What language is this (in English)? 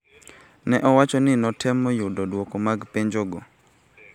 Luo (Kenya and Tanzania)